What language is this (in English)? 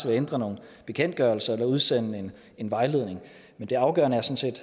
Danish